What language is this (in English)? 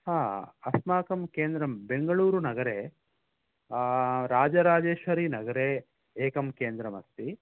Sanskrit